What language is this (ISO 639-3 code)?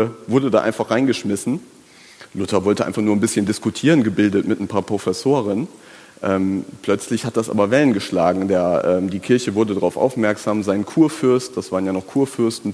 deu